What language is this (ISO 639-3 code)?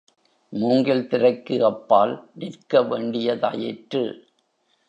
tam